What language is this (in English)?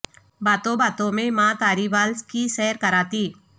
Urdu